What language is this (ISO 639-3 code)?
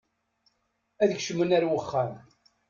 kab